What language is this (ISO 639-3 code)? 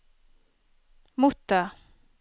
nor